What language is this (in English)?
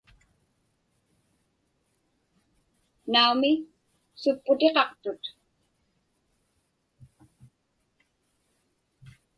Inupiaq